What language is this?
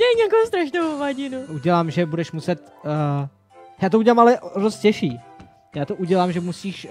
Czech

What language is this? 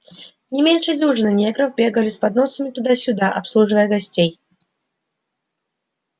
Russian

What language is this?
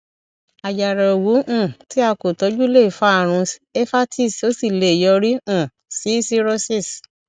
Yoruba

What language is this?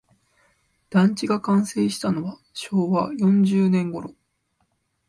Japanese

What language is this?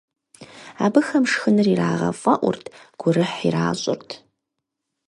Kabardian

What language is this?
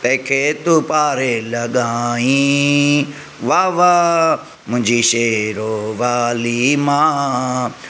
Sindhi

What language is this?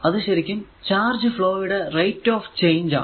Malayalam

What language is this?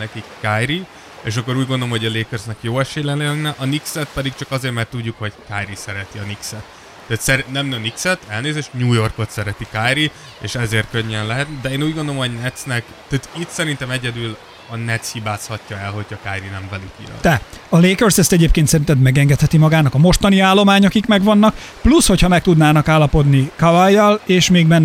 Hungarian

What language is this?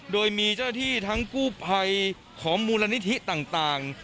Thai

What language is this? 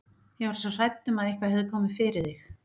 Icelandic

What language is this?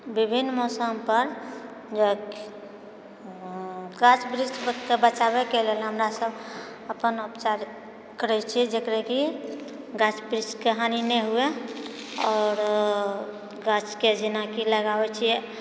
Maithili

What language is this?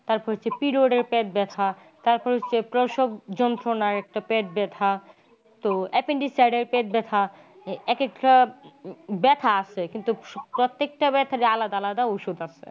Bangla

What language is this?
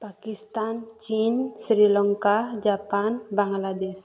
Odia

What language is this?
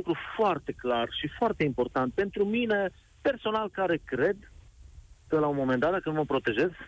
Romanian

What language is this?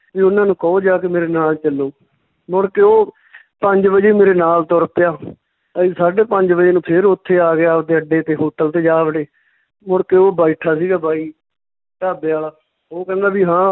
Punjabi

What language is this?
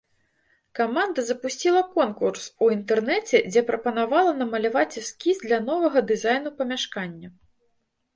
Belarusian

